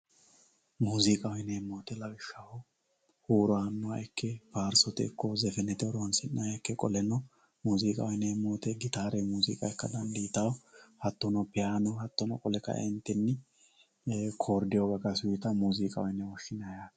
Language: Sidamo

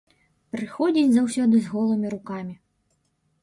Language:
Belarusian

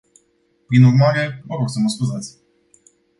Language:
Romanian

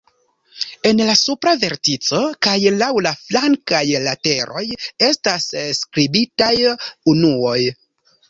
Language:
Esperanto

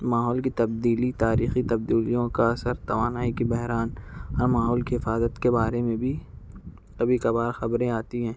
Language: Urdu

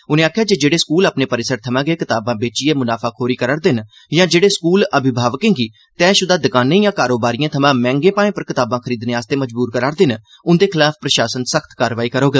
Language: Dogri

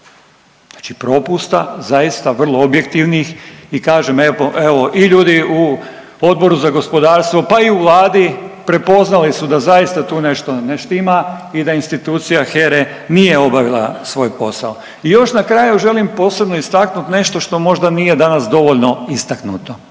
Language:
Croatian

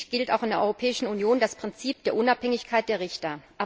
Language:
German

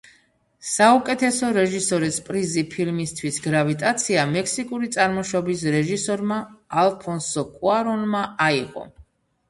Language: Georgian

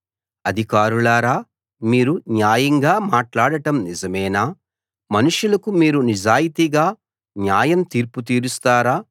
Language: Telugu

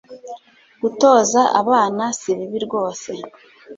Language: Kinyarwanda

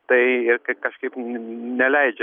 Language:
Lithuanian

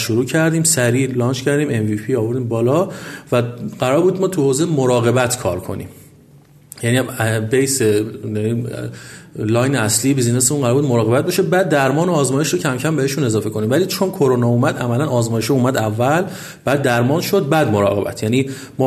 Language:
Persian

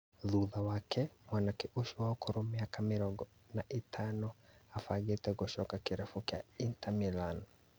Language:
Kikuyu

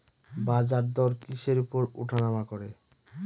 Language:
Bangla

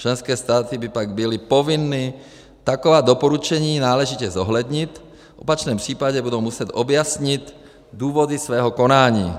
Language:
Czech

